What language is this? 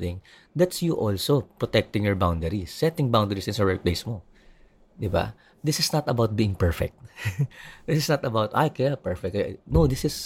Filipino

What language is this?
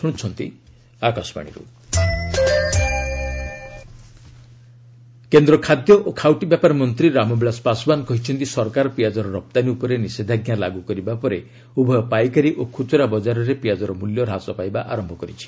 Odia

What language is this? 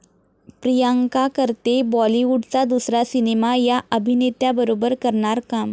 Marathi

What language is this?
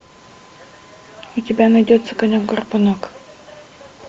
Russian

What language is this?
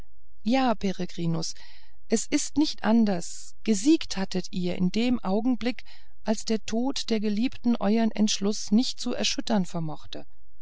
German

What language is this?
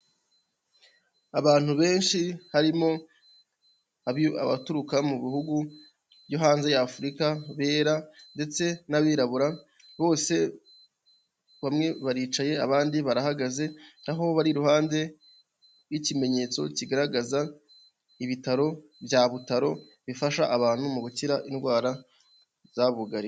Kinyarwanda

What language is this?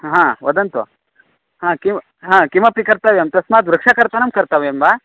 Sanskrit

